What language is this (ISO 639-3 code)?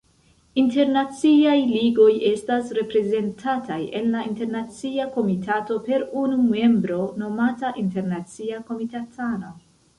epo